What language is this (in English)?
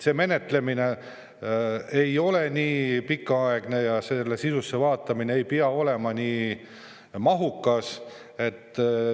Estonian